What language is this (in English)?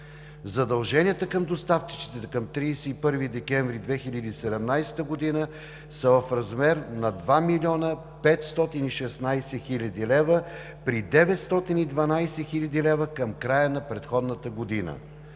Bulgarian